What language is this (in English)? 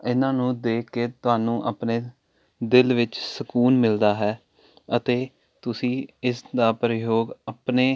Punjabi